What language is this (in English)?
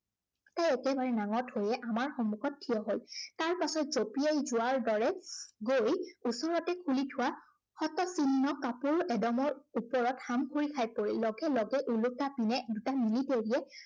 Assamese